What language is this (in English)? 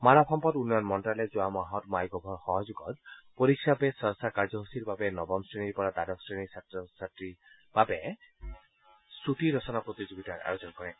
Assamese